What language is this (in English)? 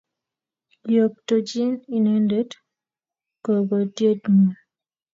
Kalenjin